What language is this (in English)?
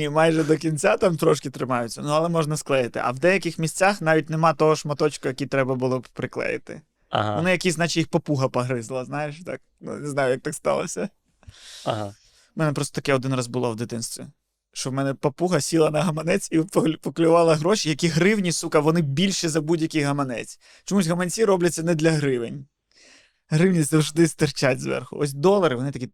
Ukrainian